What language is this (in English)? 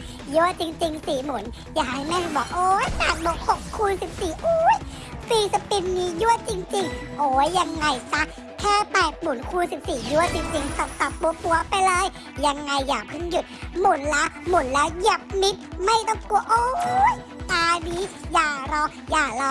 Thai